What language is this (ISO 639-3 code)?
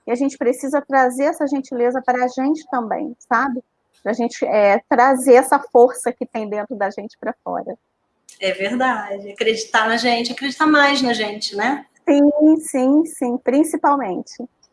por